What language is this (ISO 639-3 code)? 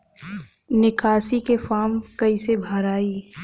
bho